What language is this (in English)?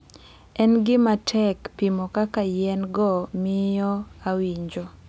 Luo (Kenya and Tanzania)